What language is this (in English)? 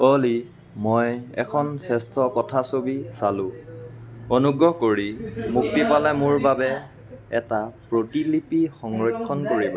Assamese